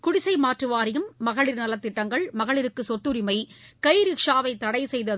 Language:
Tamil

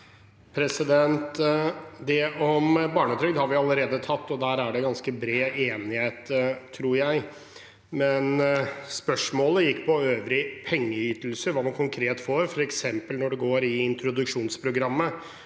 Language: Norwegian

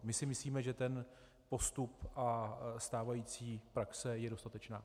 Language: Czech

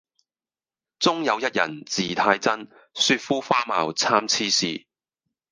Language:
Cantonese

